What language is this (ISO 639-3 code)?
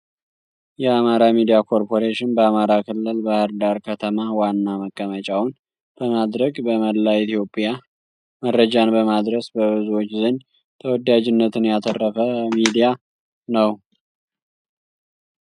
amh